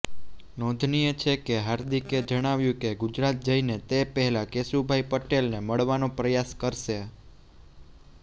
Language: Gujarati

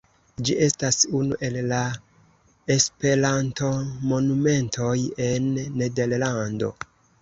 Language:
Esperanto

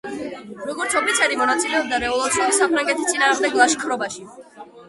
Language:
Georgian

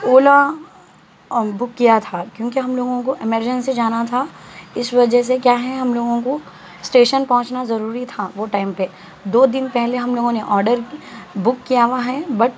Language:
Urdu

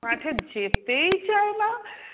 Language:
Bangla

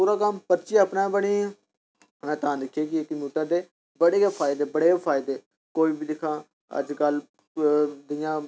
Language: Dogri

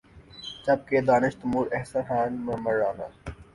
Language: Urdu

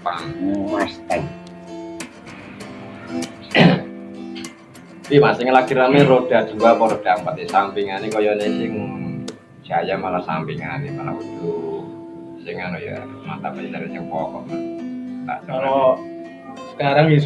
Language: Indonesian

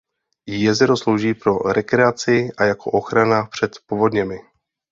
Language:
Czech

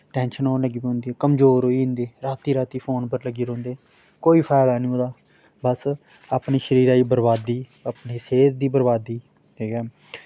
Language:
Dogri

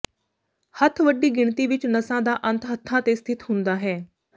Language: Punjabi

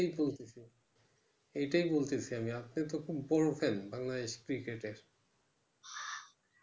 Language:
Bangla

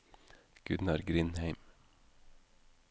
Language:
Norwegian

